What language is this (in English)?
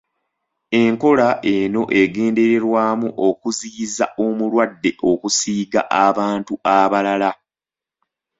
Ganda